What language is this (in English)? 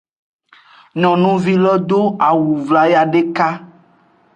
Aja (Benin)